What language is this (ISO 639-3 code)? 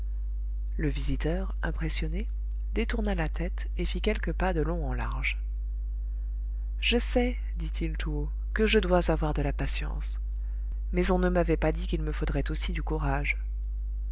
fra